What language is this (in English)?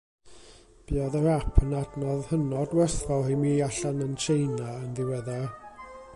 Welsh